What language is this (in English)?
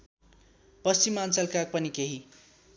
Nepali